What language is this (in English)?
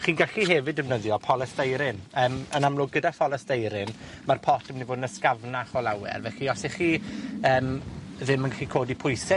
Welsh